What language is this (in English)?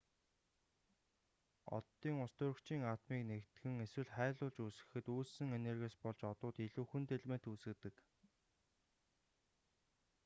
Mongolian